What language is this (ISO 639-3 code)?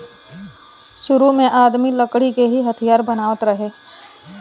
bho